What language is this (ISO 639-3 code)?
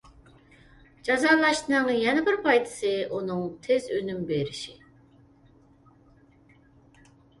uig